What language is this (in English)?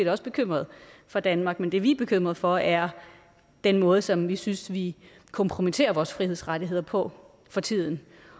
Danish